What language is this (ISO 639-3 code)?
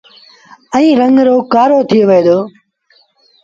sbn